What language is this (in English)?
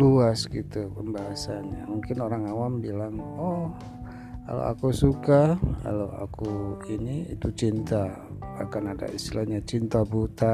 Indonesian